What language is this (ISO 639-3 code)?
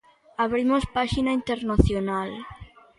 glg